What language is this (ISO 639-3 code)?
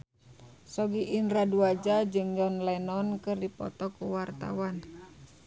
sun